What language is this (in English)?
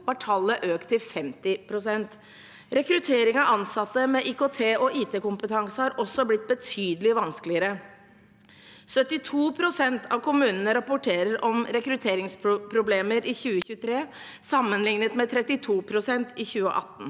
Norwegian